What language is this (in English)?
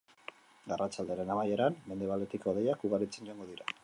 Basque